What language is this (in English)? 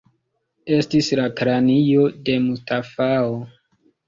Esperanto